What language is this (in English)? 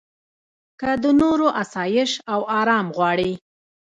Pashto